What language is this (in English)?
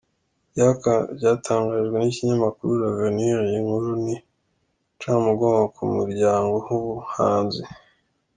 Kinyarwanda